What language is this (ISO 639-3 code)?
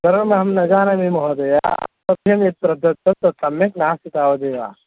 san